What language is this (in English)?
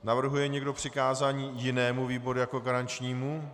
Czech